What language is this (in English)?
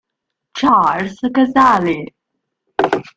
Italian